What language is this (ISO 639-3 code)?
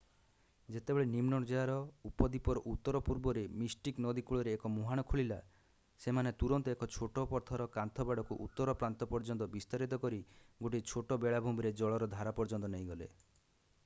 ori